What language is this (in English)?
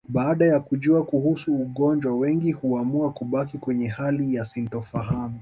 Swahili